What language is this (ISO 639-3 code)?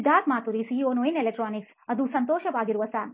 kan